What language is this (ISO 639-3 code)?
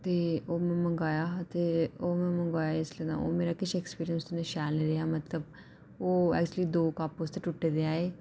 doi